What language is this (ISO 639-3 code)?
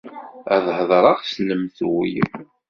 kab